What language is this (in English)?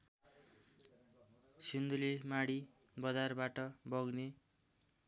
Nepali